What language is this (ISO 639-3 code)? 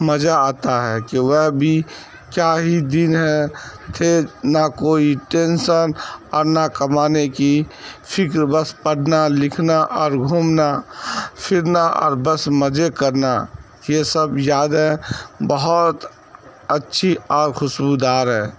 urd